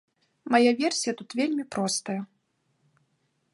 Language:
Belarusian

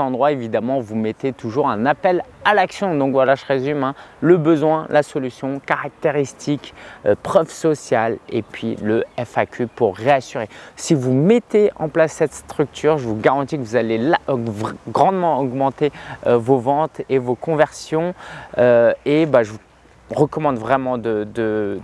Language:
French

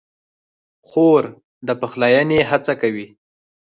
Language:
Pashto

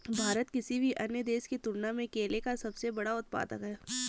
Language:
Hindi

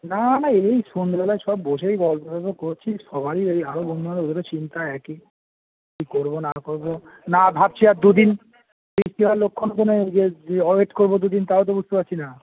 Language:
Bangla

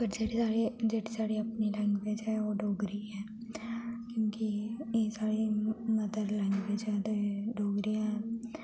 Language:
Dogri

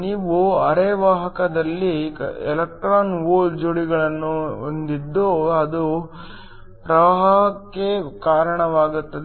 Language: Kannada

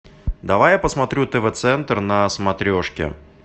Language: Russian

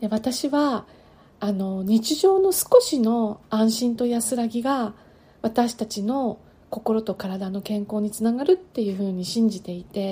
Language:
Japanese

